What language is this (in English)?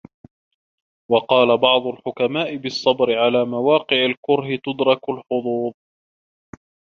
Arabic